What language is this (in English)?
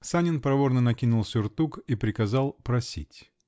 Russian